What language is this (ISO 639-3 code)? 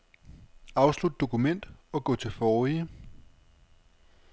dan